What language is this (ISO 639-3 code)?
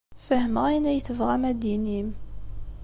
kab